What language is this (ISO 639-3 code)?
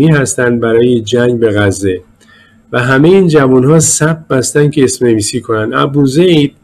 fas